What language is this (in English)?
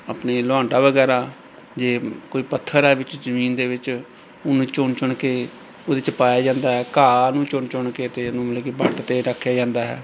Punjabi